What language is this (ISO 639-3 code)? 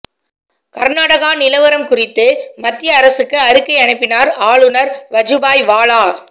tam